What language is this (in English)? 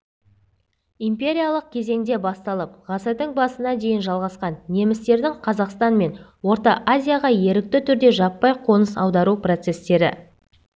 Kazakh